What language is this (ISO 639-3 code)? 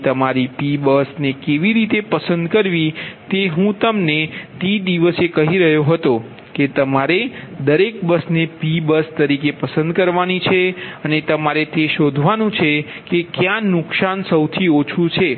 guj